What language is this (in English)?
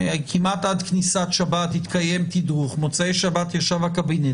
Hebrew